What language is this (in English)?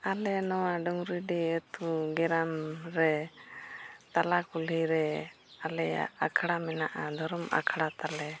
Santali